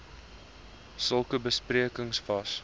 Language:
Afrikaans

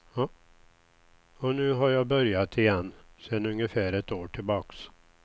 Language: Swedish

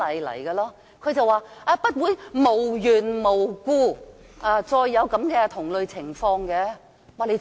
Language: Cantonese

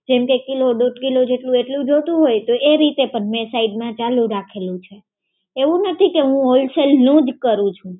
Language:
Gujarati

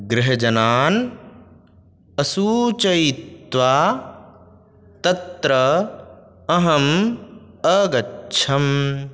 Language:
Sanskrit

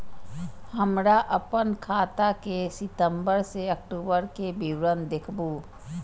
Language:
Maithili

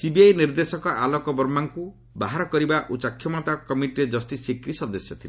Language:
Odia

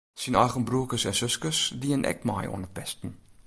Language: Western Frisian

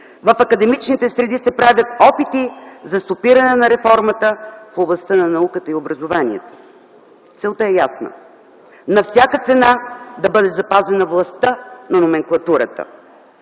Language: Bulgarian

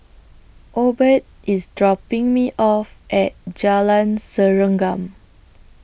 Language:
English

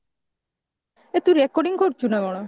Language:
Odia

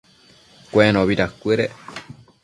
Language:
Matsés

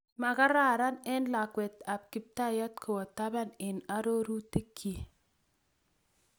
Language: Kalenjin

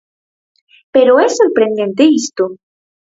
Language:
Galician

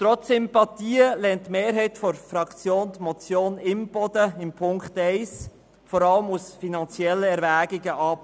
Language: Swiss German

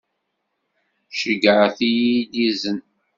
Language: Kabyle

